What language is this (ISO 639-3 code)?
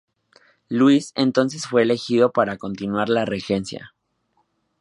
spa